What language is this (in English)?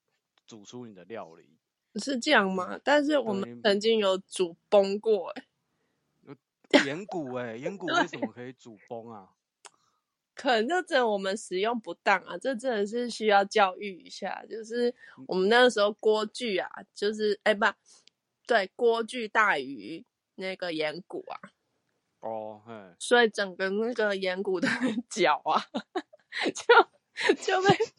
Chinese